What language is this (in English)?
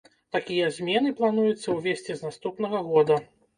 Belarusian